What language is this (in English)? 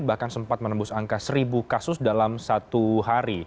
Indonesian